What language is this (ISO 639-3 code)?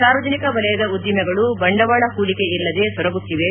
kan